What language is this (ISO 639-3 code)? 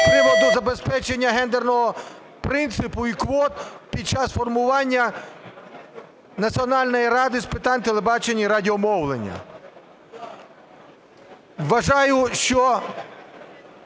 ukr